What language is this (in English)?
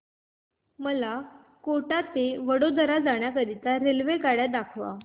Marathi